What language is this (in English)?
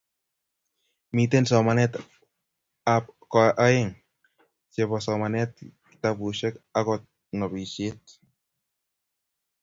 Kalenjin